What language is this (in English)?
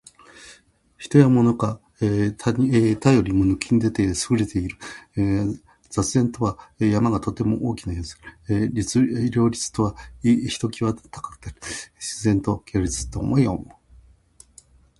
Japanese